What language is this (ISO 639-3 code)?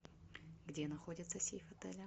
rus